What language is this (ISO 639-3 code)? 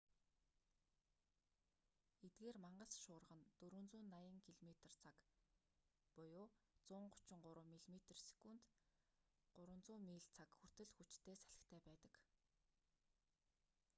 mon